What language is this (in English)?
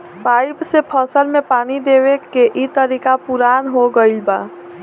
Bhojpuri